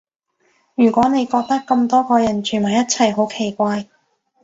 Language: Cantonese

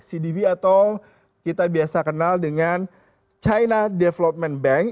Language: Indonesian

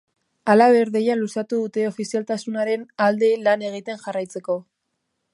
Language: Basque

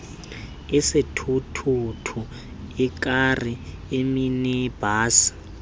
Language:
Xhosa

